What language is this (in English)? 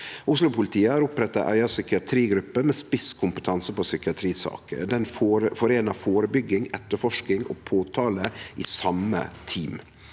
Norwegian